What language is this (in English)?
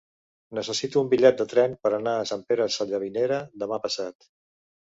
Catalan